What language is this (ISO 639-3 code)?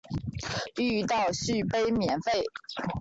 zho